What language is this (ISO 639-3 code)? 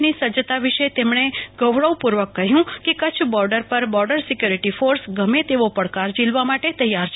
guj